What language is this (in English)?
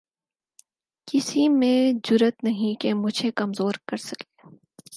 Urdu